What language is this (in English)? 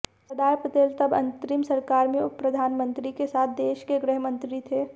Hindi